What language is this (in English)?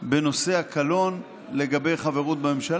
Hebrew